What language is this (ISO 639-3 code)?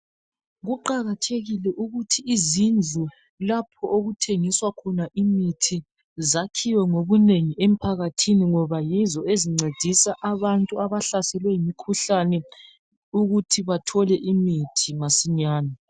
nde